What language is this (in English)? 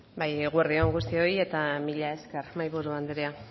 Basque